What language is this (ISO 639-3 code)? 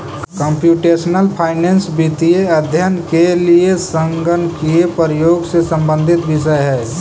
mag